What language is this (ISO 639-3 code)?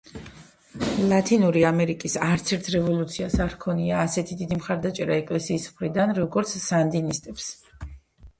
kat